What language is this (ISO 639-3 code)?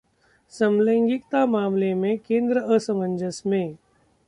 hin